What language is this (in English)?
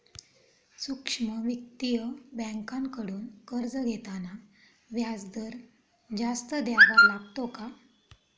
Marathi